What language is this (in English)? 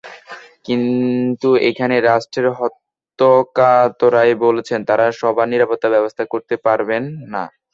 Bangla